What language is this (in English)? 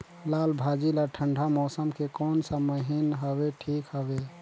Chhattisgarhi